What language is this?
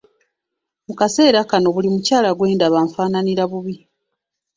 Ganda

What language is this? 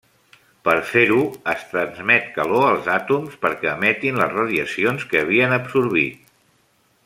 Catalan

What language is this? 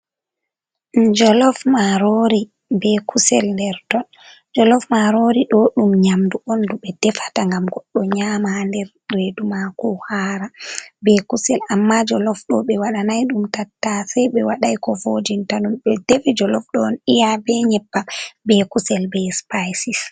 Fula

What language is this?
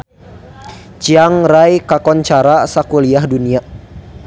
Sundanese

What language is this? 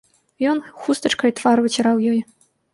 Belarusian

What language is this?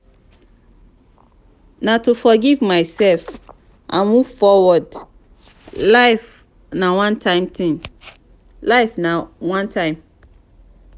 Nigerian Pidgin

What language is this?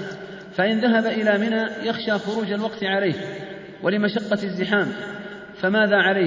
Arabic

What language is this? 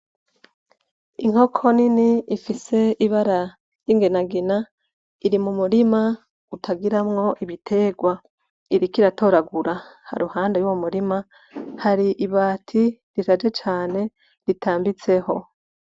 Rundi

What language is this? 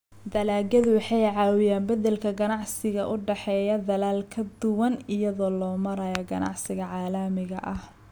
Somali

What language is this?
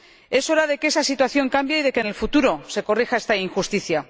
Spanish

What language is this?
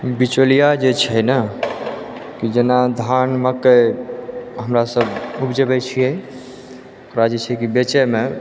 Maithili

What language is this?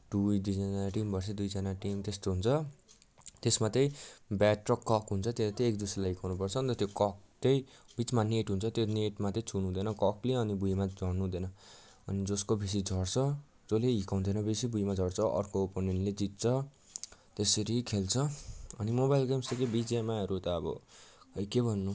Nepali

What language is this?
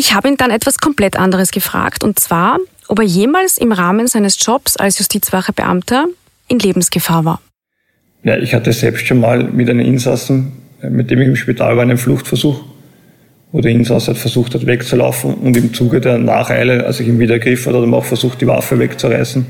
German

